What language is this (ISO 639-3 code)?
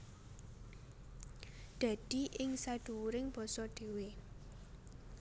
jav